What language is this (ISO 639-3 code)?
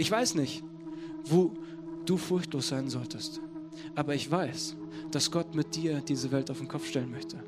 deu